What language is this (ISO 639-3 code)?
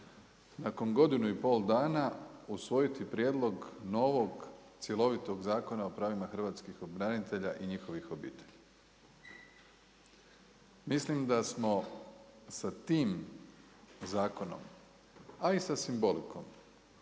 hrv